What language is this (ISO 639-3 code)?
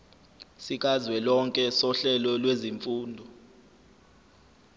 zul